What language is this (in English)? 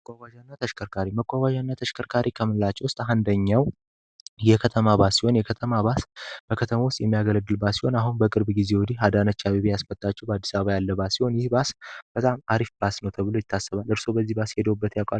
Amharic